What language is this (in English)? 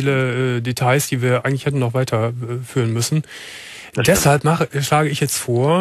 German